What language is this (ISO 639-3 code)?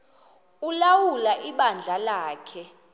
xho